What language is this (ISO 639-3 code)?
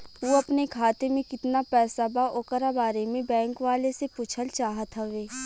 bho